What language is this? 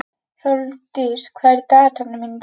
Icelandic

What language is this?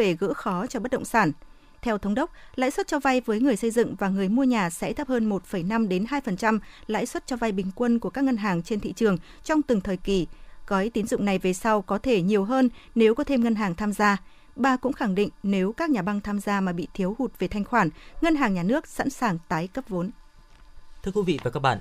Vietnamese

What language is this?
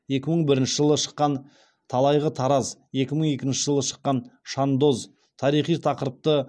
Kazakh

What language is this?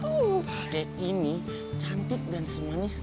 Indonesian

